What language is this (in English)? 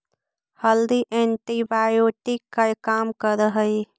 Magahi